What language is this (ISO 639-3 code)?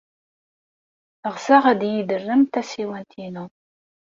kab